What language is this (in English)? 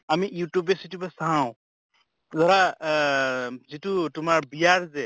Assamese